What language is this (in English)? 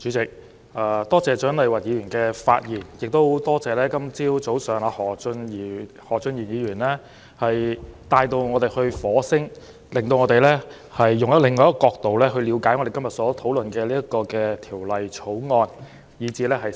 Cantonese